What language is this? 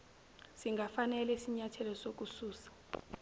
Zulu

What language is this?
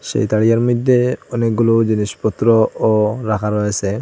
Bangla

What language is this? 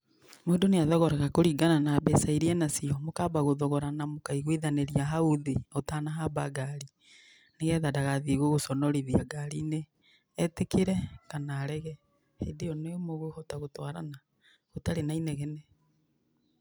Kikuyu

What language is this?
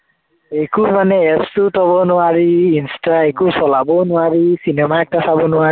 Assamese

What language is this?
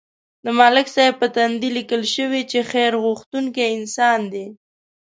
Pashto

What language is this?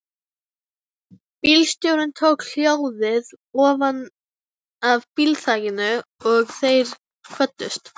Icelandic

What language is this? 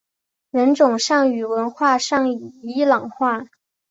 Chinese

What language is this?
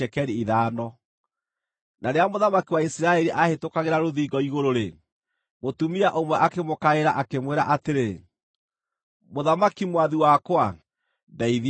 Kikuyu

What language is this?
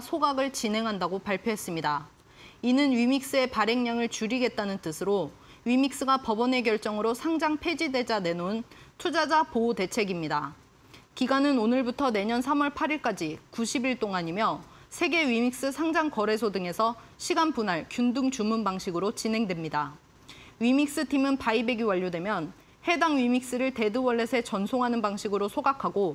Korean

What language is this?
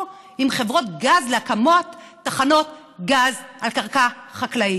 Hebrew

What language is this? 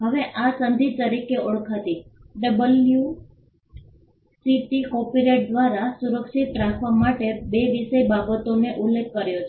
Gujarati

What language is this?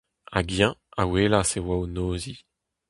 Breton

